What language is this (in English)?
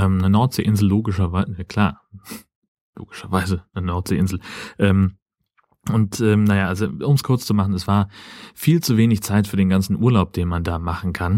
German